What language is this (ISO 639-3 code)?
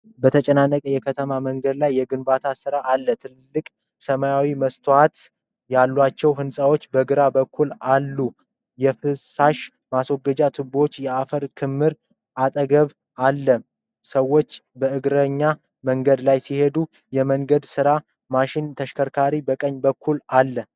amh